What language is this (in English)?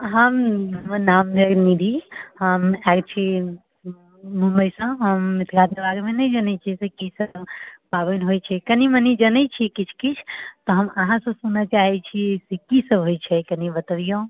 Maithili